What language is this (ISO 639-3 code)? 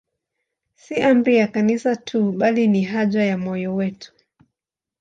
swa